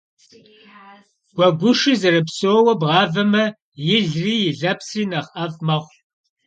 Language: Kabardian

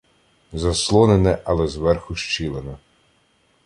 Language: Ukrainian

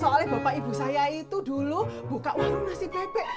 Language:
Indonesian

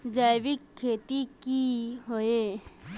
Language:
Magahi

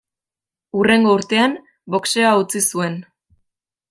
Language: Basque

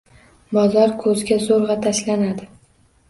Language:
Uzbek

